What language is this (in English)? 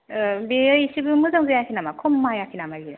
Bodo